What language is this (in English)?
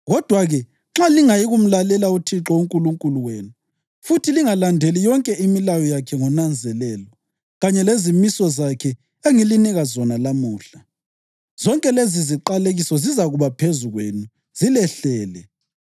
North Ndebele